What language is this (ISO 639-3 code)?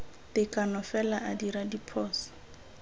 tsn